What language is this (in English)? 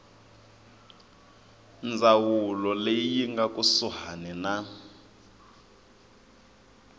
Tsonga